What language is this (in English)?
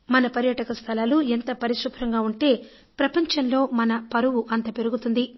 Telugu